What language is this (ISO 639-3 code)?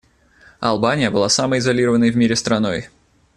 rus